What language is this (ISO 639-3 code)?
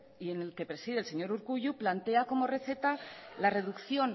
spa